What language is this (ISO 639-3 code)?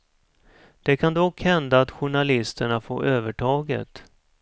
swe